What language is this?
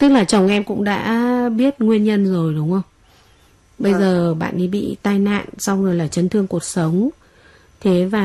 Vietnamese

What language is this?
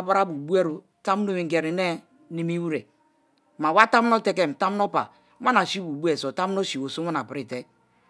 Kalabari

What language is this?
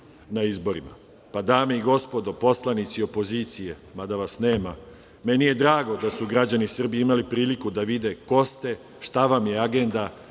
Serbian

